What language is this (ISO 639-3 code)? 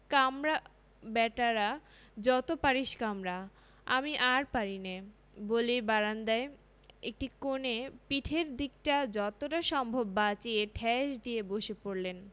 ben